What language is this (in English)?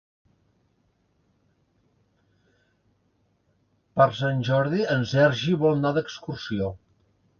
Catalan